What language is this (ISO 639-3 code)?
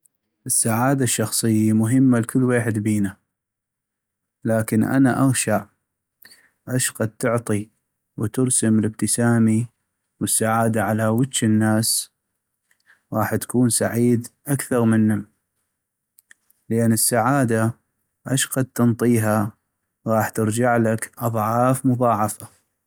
ayp